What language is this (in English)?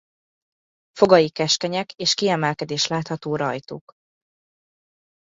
Hungarian